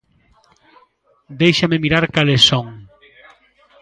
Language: Galician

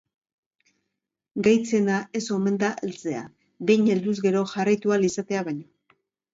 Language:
Basque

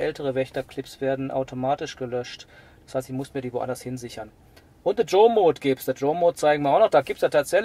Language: German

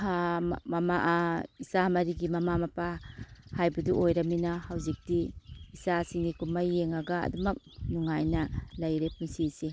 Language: Manipuri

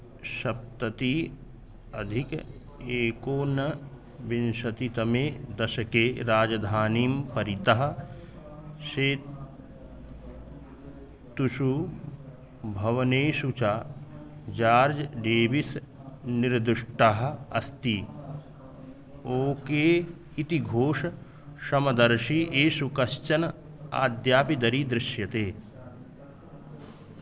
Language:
Sanskrit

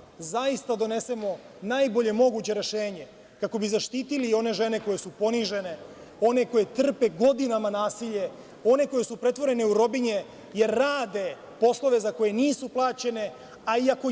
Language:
Serbian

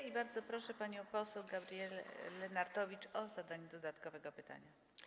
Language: Polish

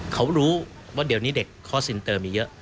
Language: Thai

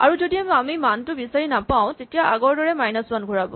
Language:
Assamese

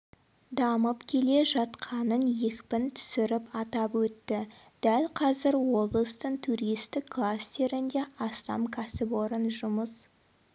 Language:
Kazakh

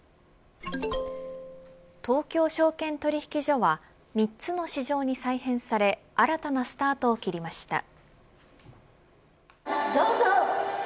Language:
Japanese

